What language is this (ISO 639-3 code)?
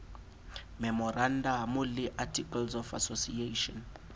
sot